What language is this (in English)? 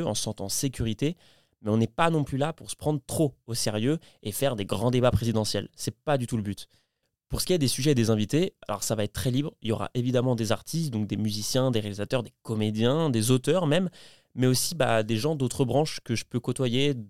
French